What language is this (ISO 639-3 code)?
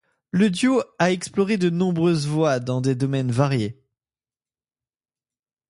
fra